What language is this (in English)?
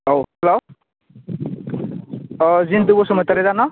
Bodo